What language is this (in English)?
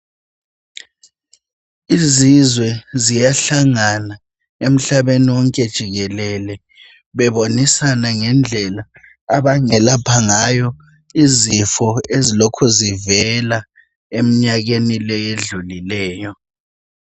North Ndebele